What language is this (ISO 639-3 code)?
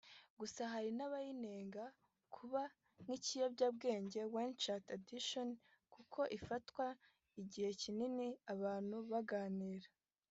kin